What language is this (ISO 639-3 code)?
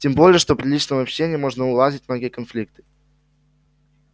rus